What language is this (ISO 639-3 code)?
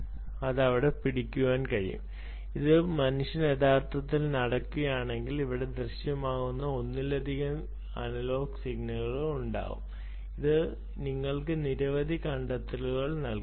mal